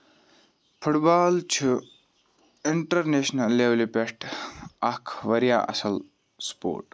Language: Kashmiri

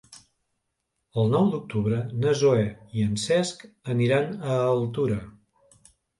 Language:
Catalan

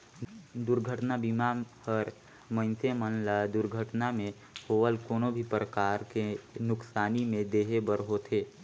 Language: Chhattisgarhi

